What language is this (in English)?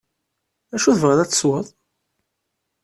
Kabyle